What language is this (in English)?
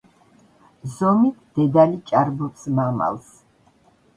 Georgian